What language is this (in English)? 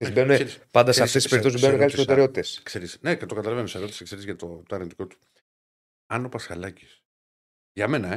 Greek